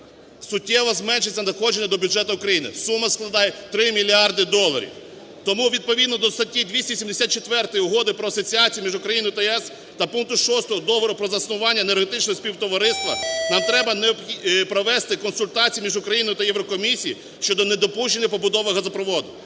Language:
Ukrainian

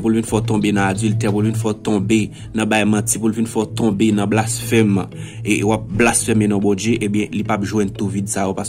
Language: French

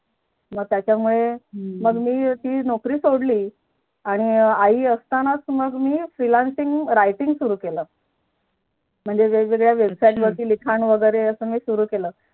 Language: Marathi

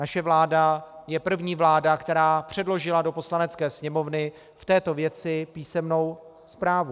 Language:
Czech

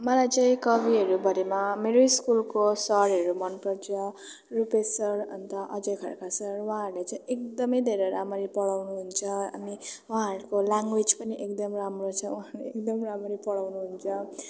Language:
Nepali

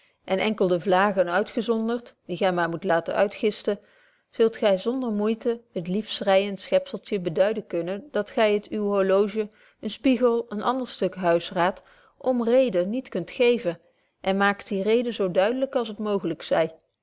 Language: Dutch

